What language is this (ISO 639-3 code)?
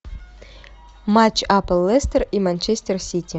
rus